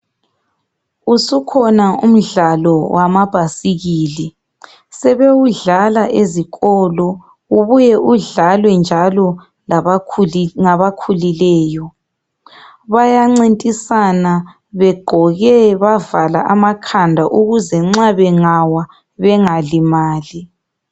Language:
North Ndebele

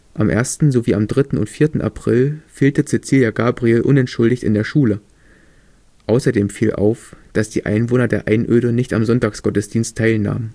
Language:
German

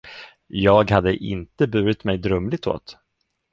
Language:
Swedish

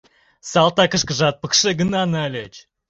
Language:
Mari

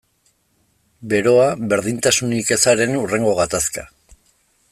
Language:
Basque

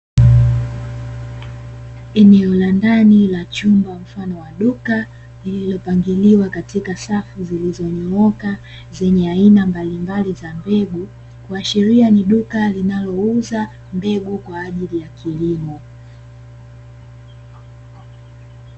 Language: Swahili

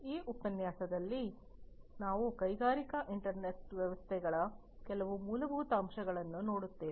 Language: Kannada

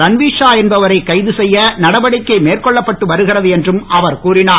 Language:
Tamil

